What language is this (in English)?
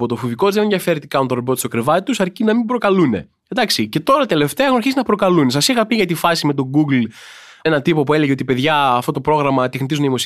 Greek